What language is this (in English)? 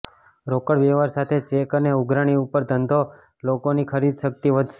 Gujarati